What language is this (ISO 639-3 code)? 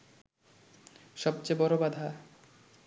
ben